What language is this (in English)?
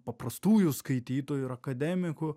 Lithuanian